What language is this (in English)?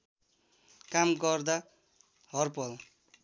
Nepali